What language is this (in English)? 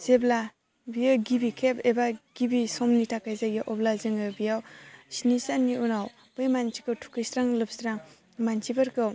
Bodo